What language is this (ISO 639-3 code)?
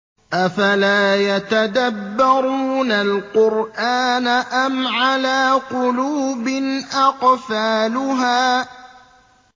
ara